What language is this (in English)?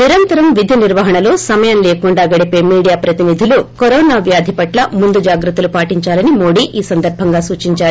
Telugu